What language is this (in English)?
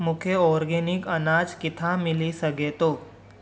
Sindhi